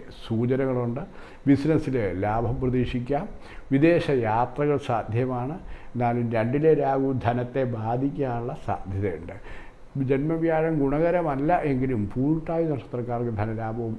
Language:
Italian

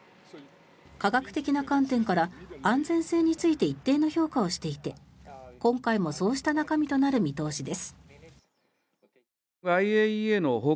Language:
Japanese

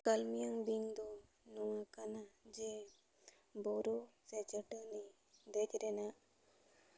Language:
Santali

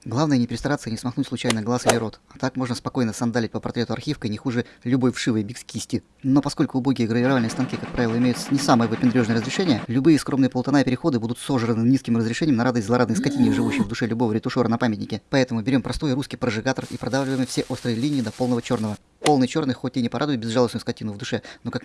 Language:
Russian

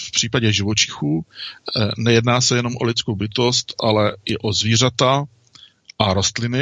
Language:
Czech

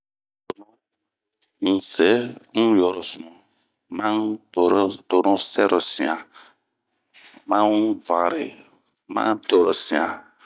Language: Bomu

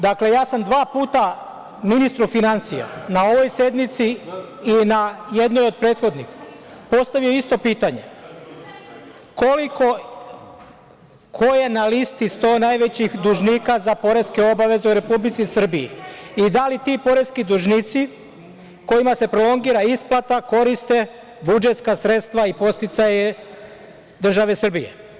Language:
Serbian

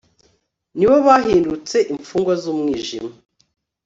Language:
Kinyarwanda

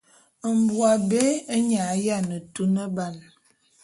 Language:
Bulu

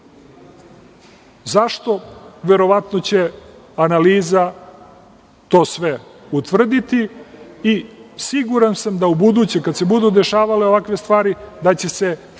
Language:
Serbian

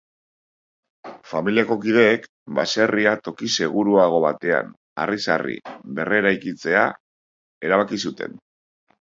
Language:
Basque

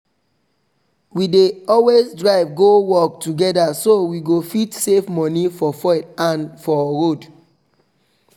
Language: Nigerian Pidgin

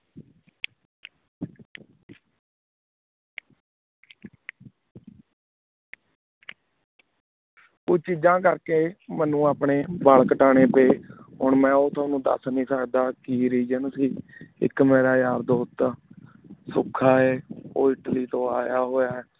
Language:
Punjabi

